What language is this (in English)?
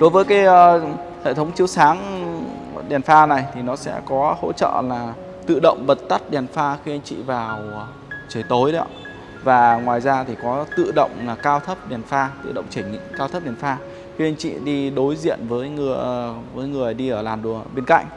Vietnamese